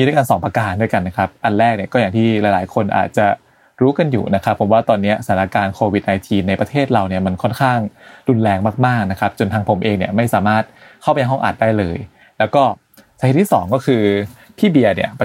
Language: Thai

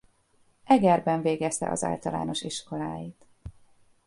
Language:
Hungarian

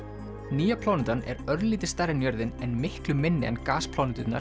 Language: Icelandic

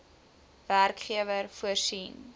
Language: Afrikaans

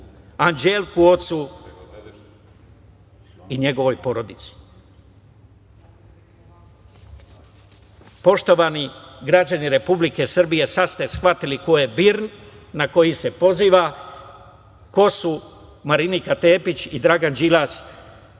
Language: Serbian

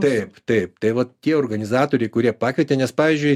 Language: Lithuanian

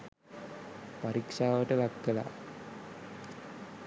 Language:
Sinhala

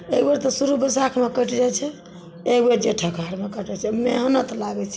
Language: Maithili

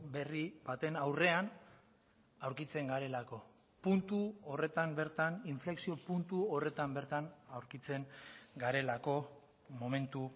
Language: Basque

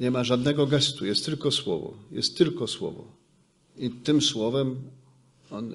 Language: Polish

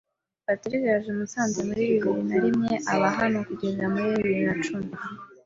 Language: Kinyarwanda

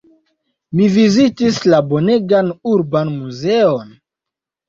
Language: Esperanto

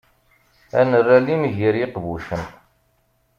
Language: Kabyle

